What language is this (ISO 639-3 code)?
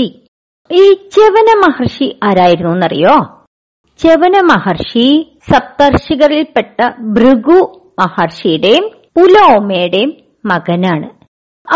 mal